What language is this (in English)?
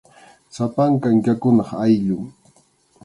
Arequipa-La Unión Quechua